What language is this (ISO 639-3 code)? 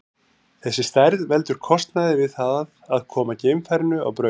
isl